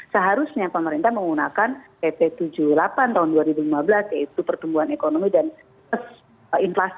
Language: Indonesian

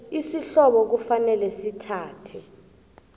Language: South Ndebele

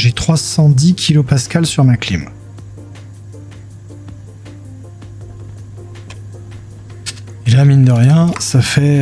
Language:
French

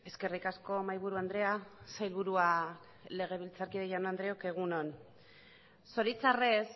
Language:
Basque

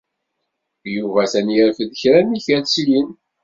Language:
Kabyle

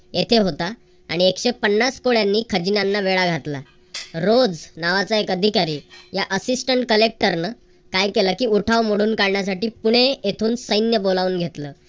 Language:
Marathi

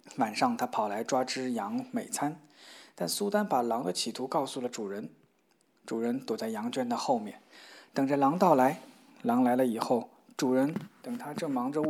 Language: Chinese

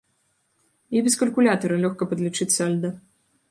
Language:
Belarusian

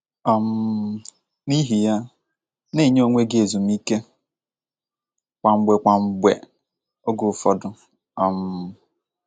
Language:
Igbo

